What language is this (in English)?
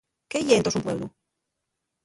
Asturian